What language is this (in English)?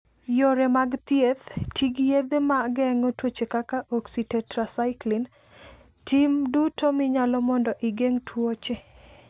Luo (Kenya and Tanzania)